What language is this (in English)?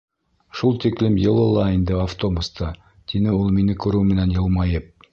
Bashkir